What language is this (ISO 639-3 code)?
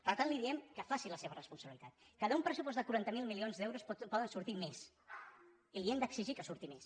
cat